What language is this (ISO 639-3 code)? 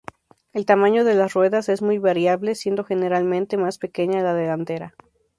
spa